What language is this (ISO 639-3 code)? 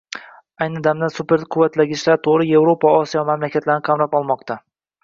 uzb